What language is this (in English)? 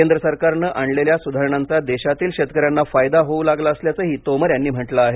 Marathi